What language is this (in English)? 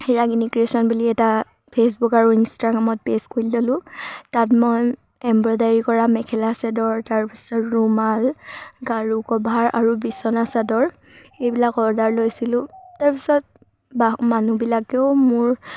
Assamese